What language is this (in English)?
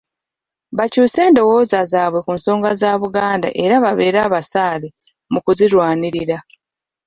Ganda